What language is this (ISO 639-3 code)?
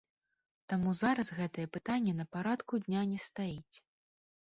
bel